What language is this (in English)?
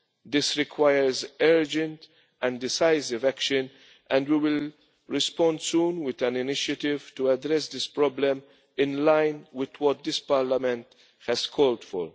English